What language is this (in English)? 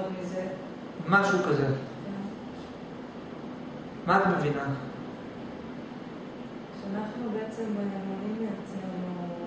Hebrew